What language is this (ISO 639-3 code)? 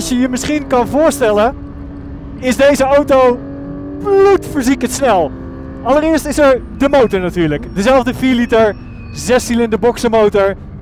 nld